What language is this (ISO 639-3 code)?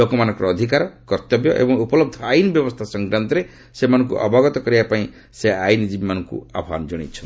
ori